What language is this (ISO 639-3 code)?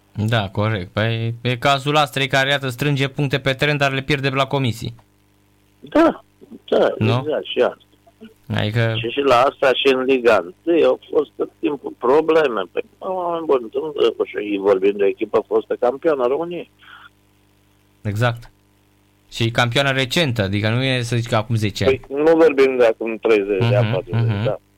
ron